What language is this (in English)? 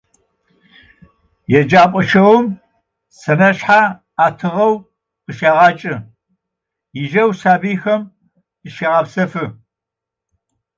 Adyghe